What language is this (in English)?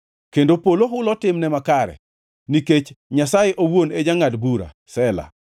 Luo (Kenya and Tanzania)